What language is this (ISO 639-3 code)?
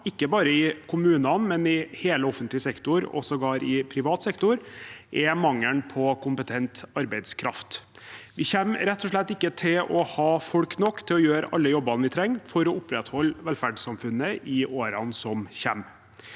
nor